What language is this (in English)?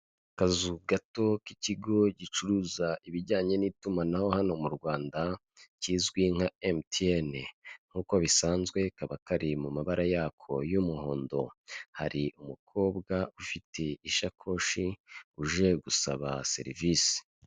Kinyarwanda